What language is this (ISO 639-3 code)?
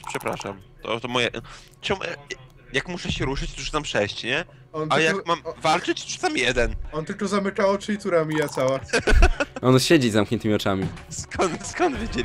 pol